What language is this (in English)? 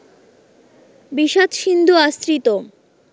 Bangla